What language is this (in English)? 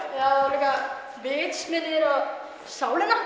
Icelandic